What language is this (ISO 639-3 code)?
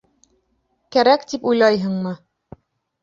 bak